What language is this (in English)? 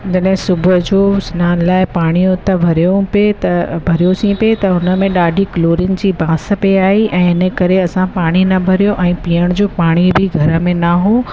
Sindhi